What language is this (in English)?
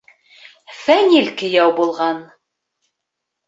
Bashkir